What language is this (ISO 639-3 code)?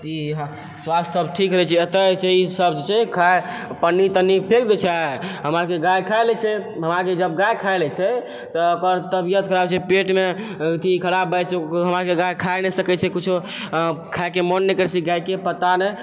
mai